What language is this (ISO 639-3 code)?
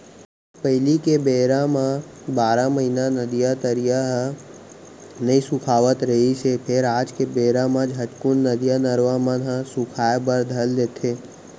hne